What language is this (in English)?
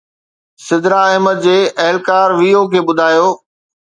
Sindhi